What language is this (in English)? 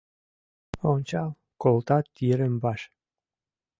Mari